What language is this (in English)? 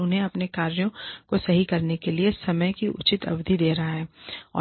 Hindi